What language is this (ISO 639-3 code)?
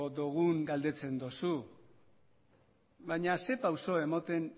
eus